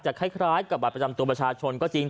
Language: Thai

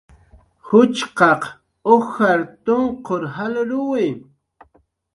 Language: Jaqaru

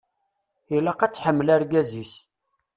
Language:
Kabyle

